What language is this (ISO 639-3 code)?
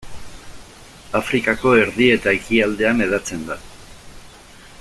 eus